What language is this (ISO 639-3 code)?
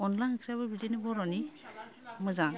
brx